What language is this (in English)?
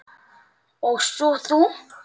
Icelandic